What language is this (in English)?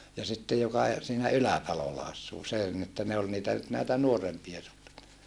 Finnish